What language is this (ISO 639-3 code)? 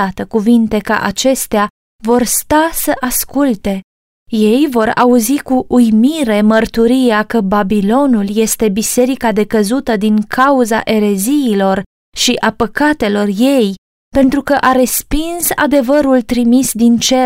ron